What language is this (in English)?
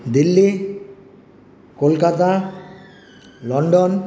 Bangla